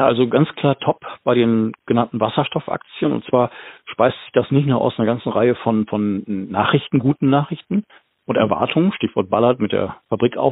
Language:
German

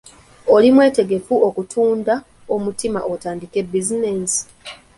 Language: Ganda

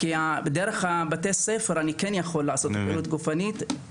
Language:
Hebrew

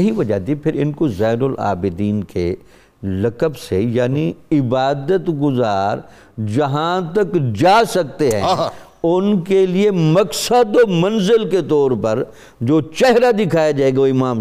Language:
Urdu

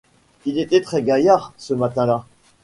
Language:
French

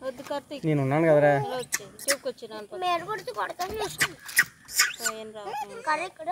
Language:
Telugu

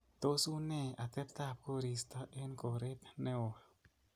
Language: Kalenjin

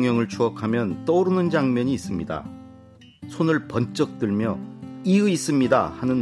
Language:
Korean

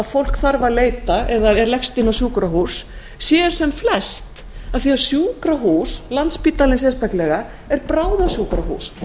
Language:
Icelandic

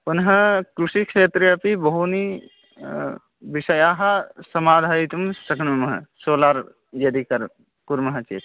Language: Sanskrit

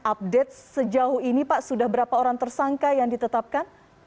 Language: Indonesian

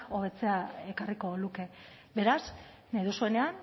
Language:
Basque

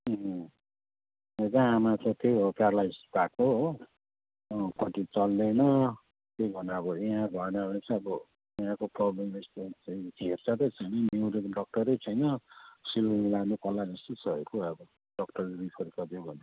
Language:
Nepali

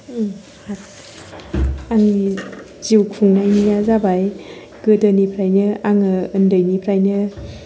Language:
Bodo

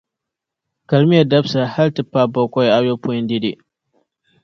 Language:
Dagbani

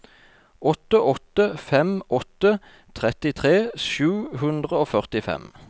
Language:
Norwegian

